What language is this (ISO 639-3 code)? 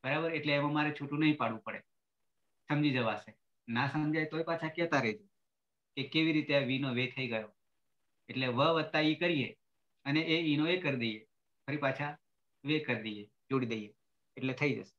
ind